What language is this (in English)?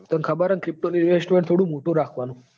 Gujarati